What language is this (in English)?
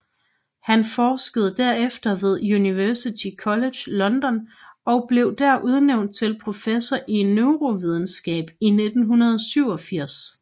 Danish